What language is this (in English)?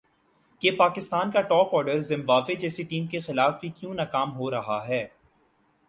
Urdu